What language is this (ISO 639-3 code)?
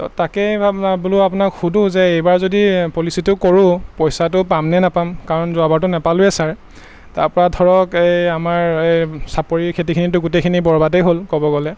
asm